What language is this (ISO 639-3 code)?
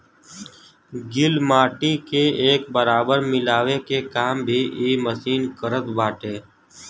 bho